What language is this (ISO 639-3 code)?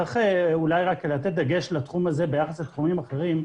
heb